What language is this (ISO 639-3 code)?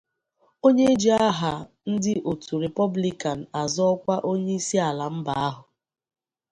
ibo